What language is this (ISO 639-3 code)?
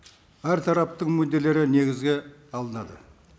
kaz